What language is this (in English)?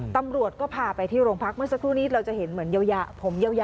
Thai